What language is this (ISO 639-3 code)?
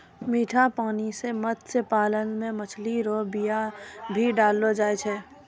mai